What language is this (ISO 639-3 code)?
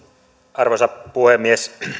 fin